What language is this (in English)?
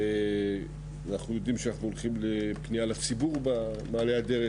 Hebrew